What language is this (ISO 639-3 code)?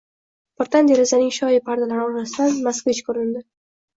uzb